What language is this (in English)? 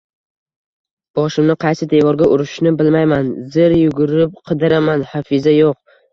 Uzbek